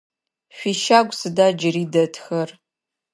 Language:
Adyghe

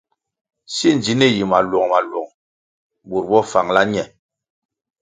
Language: Kwasio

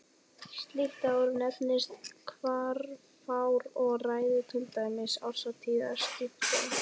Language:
Icelandic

